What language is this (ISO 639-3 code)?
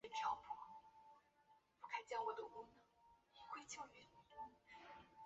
zho